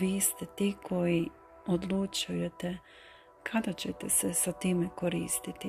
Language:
Croatian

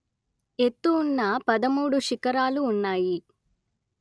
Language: Telugu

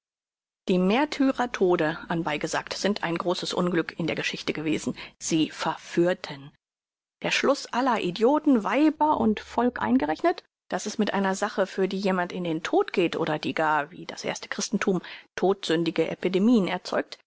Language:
German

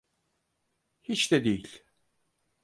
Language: Turkish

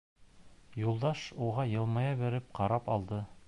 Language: Bashkir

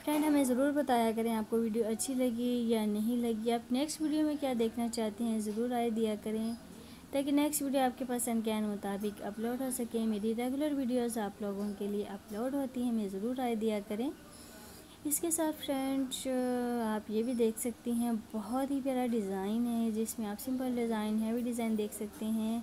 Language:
Turkish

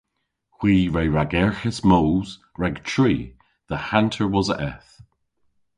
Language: Cornish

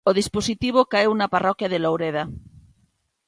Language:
Galician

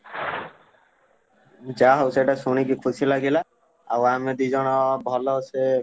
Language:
Odia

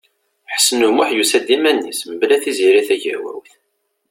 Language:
Kabyle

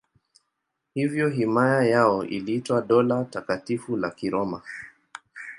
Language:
Swahili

